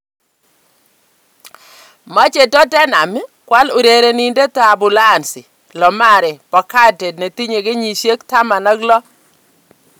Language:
Kalenjin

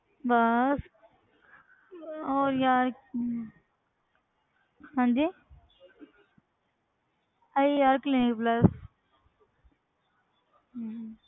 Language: Punjabi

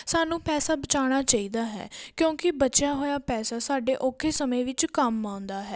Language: Punjabi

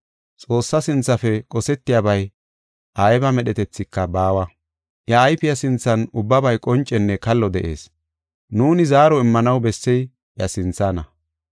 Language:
Gofa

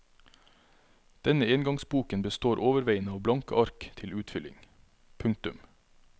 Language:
Norwegian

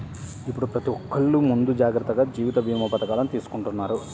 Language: Telugu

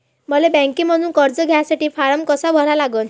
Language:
Marathi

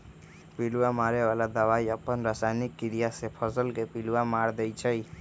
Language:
Magahi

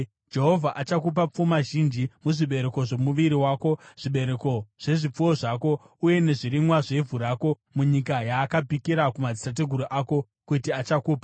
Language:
Shona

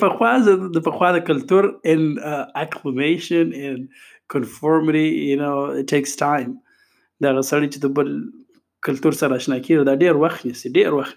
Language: Urdu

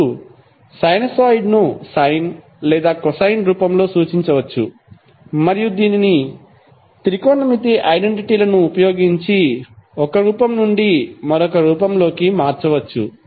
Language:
Telugu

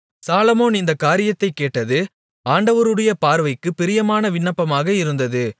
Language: Tamil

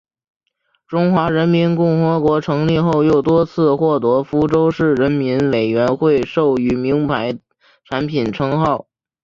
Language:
Chinese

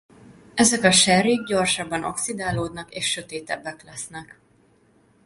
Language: Hungarian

